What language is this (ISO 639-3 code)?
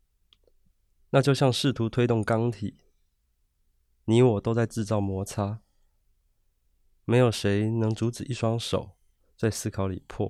zho